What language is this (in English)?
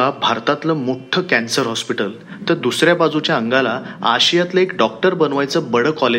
Marathi